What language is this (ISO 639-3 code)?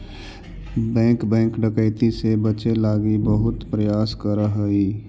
mag